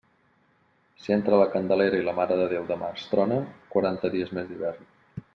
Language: Catalan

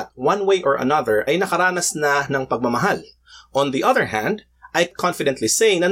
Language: Filipino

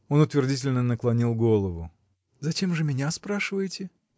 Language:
Russian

